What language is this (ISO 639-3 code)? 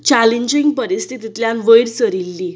kok